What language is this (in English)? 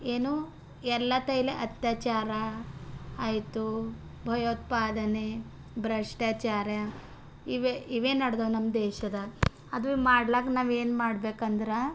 Kannada